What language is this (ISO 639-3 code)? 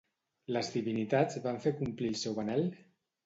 cat